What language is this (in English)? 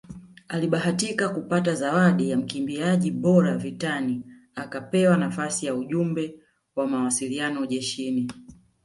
Swahili